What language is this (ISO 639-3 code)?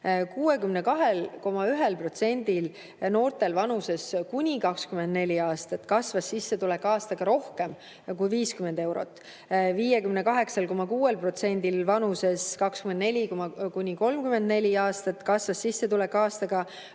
est